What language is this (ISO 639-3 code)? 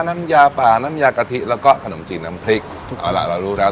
tha